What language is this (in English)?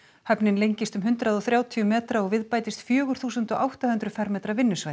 Icelandic